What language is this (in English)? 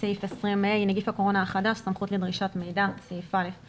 Hebrew